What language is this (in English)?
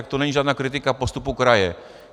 Czech